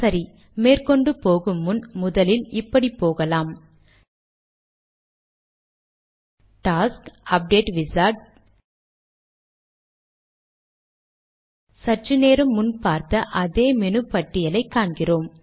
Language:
Tamil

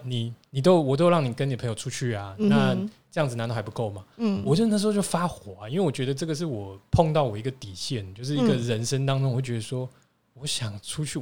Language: Chinese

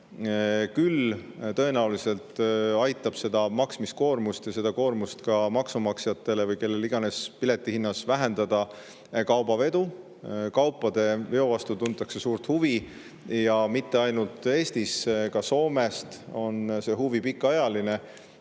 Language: Estonian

